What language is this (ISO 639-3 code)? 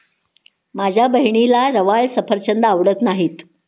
mar